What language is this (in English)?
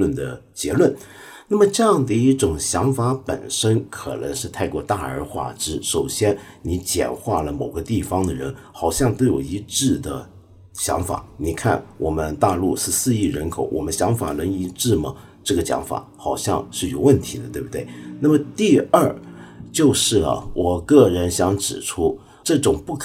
Chinese